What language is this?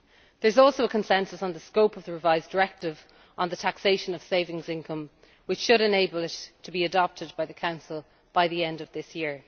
English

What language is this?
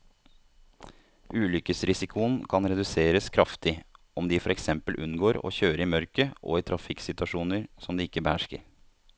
Norwegian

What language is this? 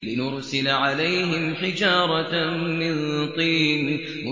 Arabic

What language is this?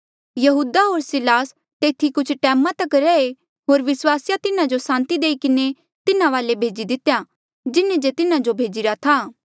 Mandeali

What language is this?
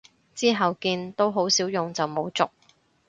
Cantonese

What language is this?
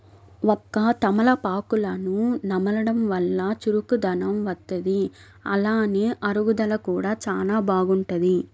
Telugu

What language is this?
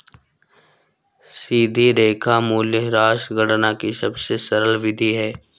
Hindi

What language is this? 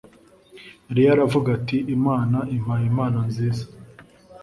Kinyarwanda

